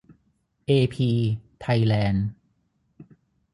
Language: Thai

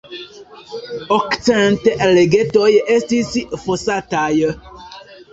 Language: Esperanto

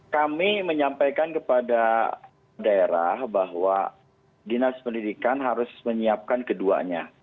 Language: Indonesian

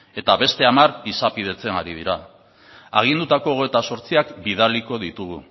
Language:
Basque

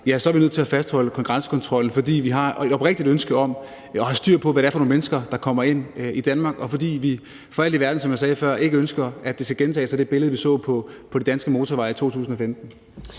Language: Danish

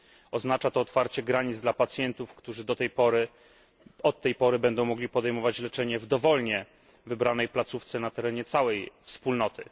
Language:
Polish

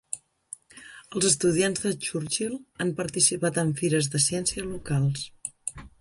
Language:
Catalan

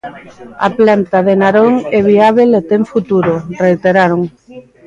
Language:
Galician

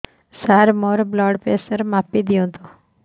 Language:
Odia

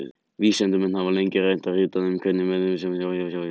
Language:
Icelandic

